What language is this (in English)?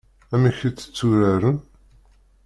Kabyle